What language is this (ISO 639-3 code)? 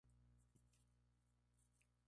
spa